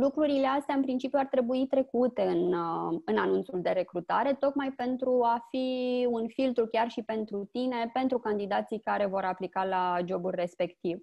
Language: Romanian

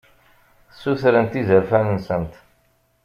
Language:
Kabyle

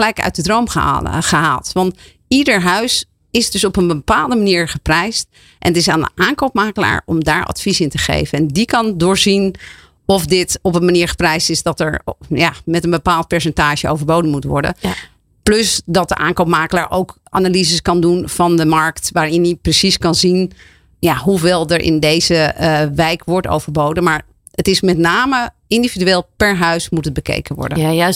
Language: Dutch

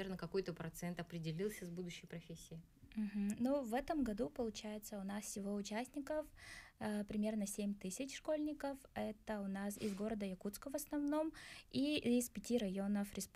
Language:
Russian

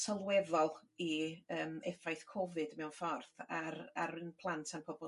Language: Welsh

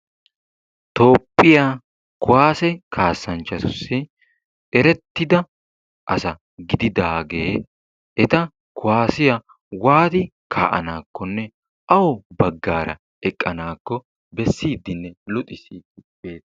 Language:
Wolaytta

